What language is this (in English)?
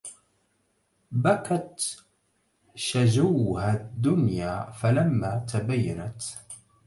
Arabic